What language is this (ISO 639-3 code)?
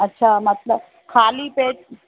snd